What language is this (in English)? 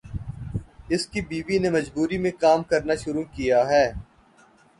Urdu